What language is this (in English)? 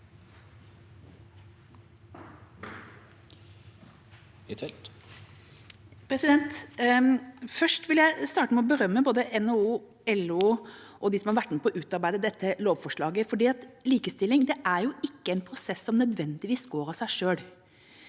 Norwegian